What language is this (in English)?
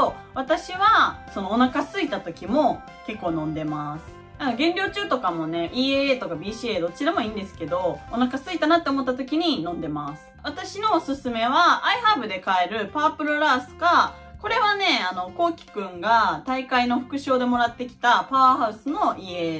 Japanese